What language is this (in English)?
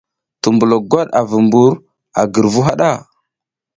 South Giziga